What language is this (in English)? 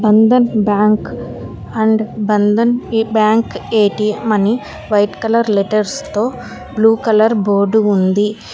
Telugu